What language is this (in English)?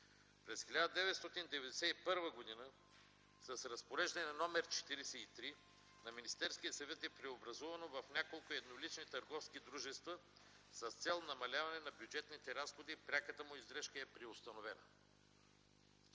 Bulgarian